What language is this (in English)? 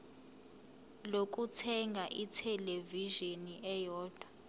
Zulu